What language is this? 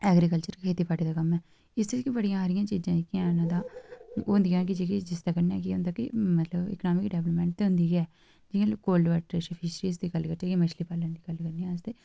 Dogri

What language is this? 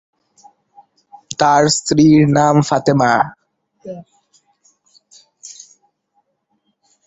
Bangla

